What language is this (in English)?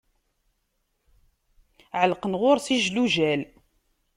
Kabyle